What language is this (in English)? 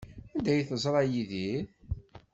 Kabyle